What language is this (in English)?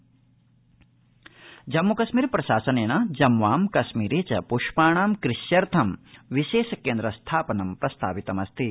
Sanskrit